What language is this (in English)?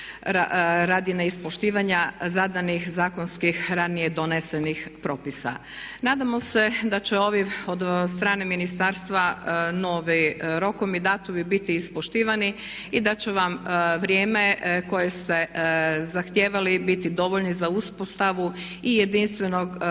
Croatian